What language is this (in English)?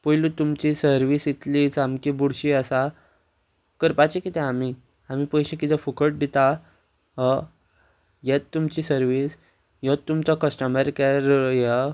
Konkani